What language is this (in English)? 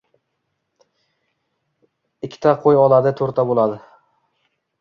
Uzbek